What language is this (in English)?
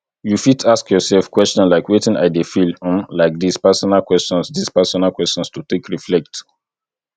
Nigerian Pidgin